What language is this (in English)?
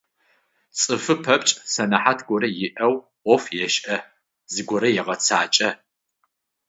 Adyghe